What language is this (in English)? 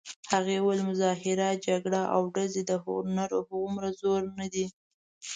Pashto